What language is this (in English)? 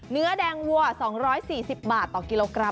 Thai